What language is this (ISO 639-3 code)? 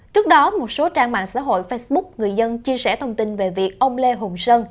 vie